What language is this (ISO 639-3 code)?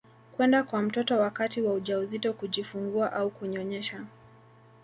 swa